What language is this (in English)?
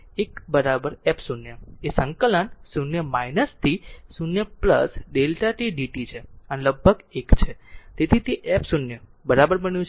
Gujarati